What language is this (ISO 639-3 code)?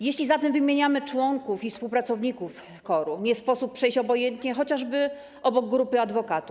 pol